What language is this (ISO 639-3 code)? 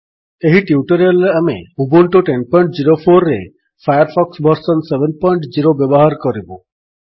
ori